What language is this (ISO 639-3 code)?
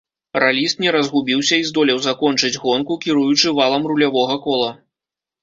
bel